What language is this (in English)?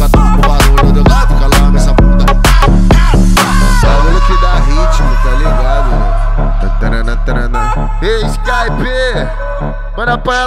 Arabic